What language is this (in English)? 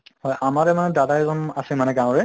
Assamese